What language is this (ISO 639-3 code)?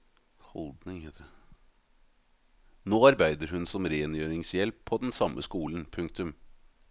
nor